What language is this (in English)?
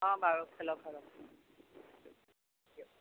Assamese